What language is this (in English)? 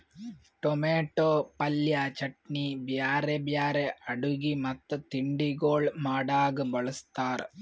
Kannada